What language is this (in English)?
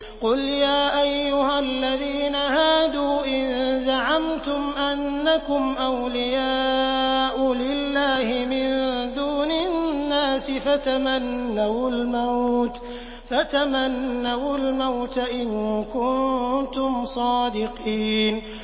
Arabic